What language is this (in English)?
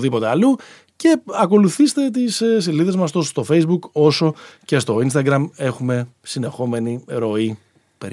Greek